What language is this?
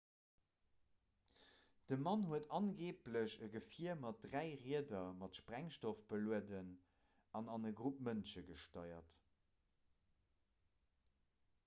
Luxembourgish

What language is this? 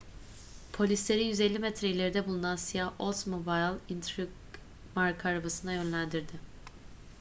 Turkish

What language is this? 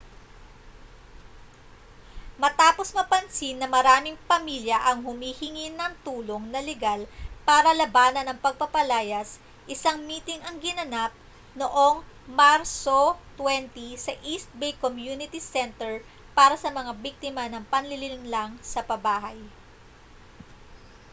Filipino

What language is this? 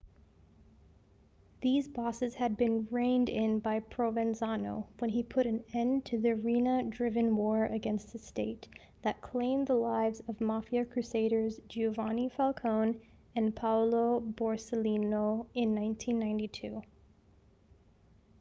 English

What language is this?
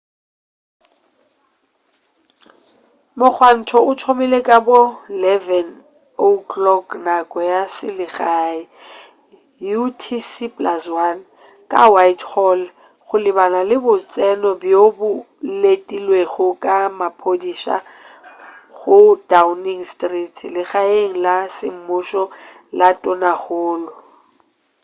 Northern Sotho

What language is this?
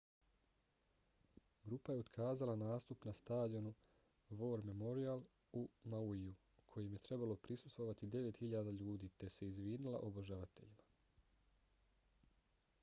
Bosnian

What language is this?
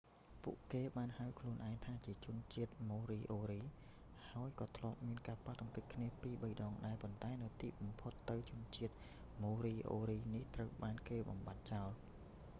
Khmer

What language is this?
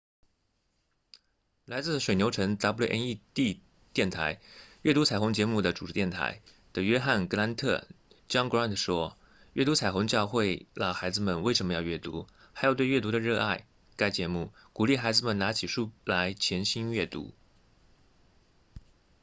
Chinese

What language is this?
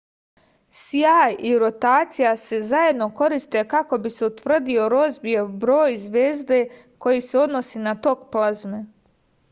Serbian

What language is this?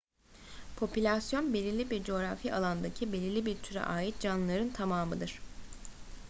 Turkish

